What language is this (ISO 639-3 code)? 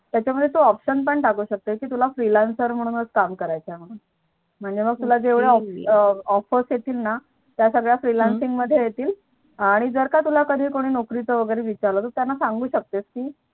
mar